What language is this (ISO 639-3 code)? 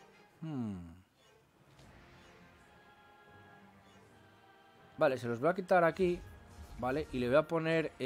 spa